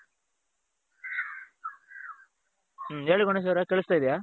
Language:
Kannada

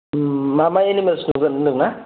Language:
Bodo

